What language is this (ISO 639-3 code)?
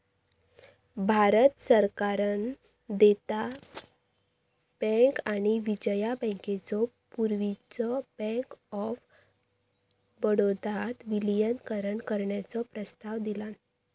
mar